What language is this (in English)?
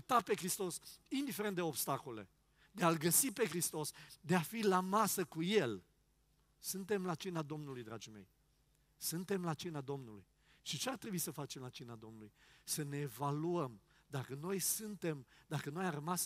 Romanian